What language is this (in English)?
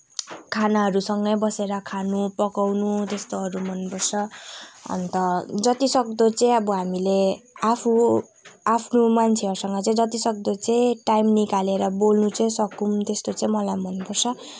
Nepali